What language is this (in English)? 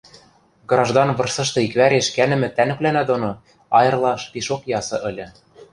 Western Mari